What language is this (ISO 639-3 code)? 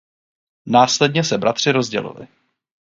ces